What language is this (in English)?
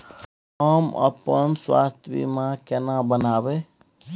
Maithili